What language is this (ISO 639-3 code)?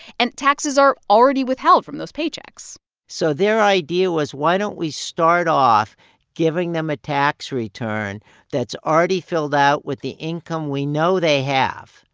eng